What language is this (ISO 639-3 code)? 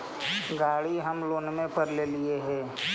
mag